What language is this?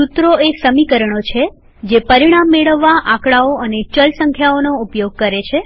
Gujarati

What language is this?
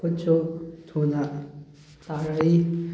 Manipuri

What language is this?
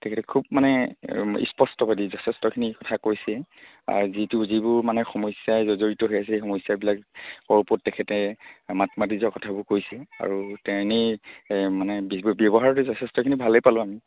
Assamese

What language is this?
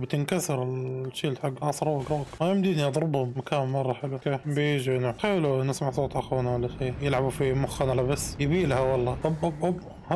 Arabic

